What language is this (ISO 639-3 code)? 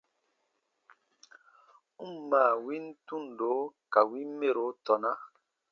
bba